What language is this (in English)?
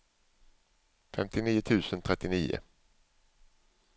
Swedish